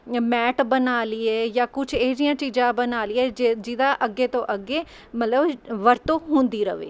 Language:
Punjabi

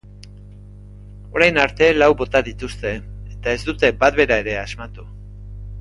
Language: Basque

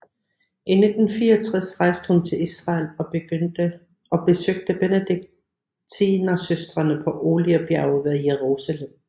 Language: Danish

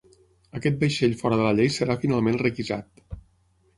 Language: Catalan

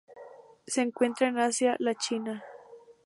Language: Spanish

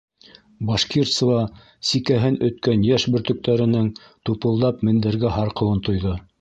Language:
Bashkir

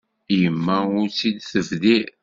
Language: Kabyle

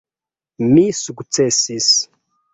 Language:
Esperanto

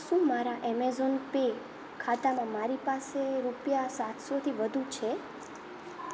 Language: Gujarati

